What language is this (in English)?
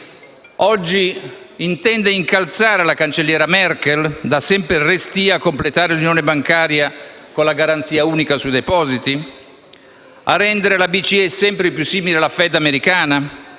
Italian